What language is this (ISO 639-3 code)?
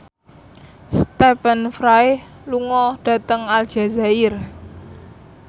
jav